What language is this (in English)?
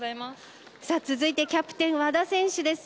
Japanese